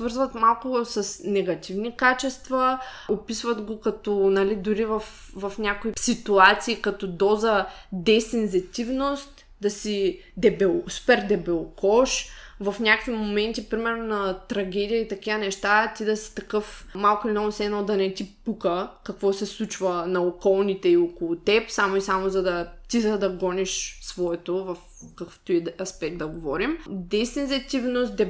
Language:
Bulgarian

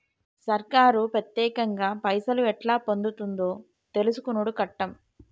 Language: Telugu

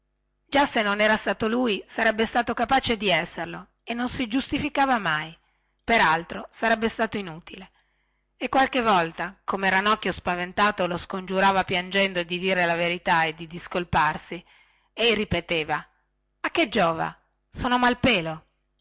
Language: Italian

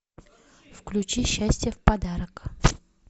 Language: Russian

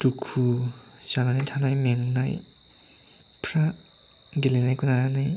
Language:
Bodo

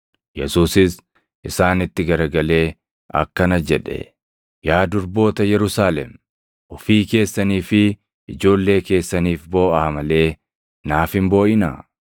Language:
Oromo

